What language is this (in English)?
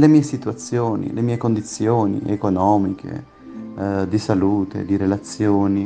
Italian